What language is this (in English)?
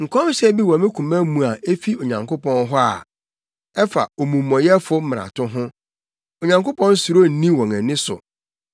Akan